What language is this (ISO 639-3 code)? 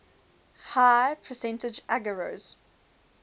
eng